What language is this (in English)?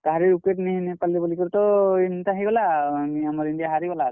Odia